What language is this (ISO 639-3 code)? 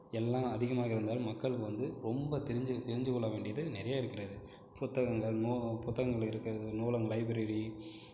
tam